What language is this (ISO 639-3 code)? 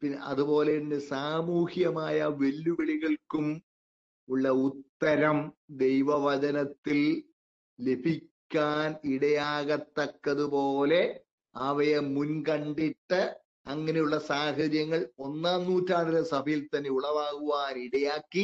mal